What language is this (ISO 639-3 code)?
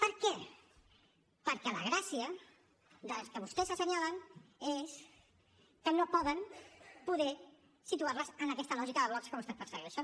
cat